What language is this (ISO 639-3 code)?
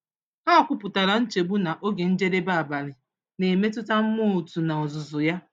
ibo